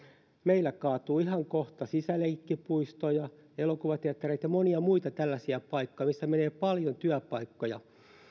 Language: Finnish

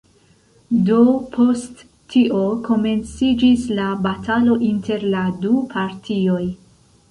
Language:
Esperanto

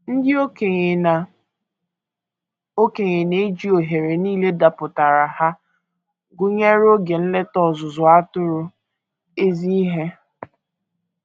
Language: Igbo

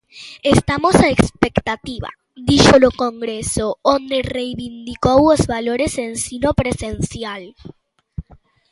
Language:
Galician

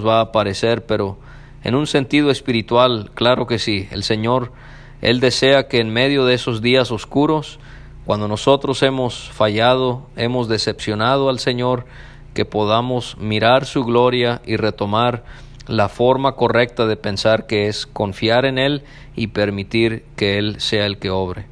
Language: Spanish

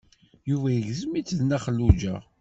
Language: Kabyle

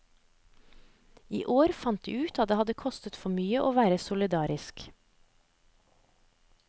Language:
Norwegian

